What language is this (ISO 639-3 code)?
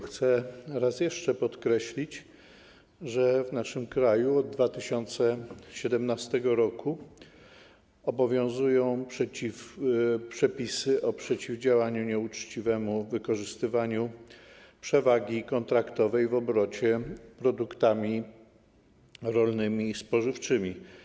pol